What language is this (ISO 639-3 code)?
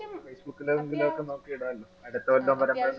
mal